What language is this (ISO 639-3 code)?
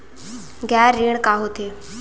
hne